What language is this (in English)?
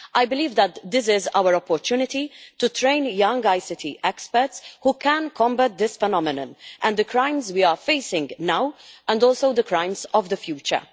English